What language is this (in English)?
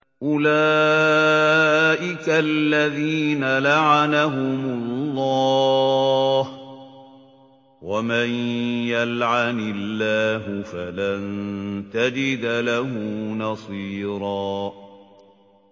Arabic